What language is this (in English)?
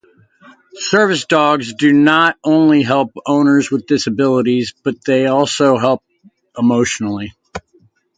English